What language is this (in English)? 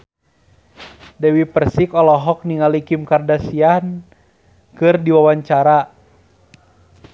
Sundanese